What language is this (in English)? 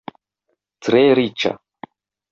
Esperanto